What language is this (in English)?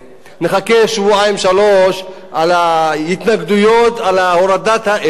Hebrew